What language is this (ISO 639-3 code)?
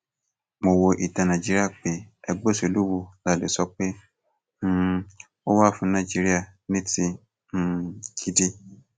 yor